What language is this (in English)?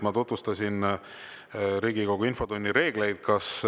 Estonian